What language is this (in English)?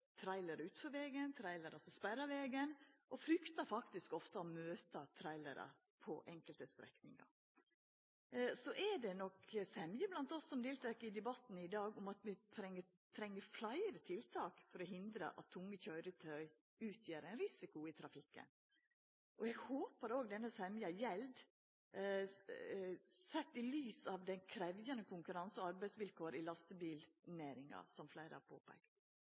Norwegian Nynorsk